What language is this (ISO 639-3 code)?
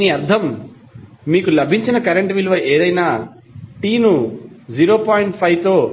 tel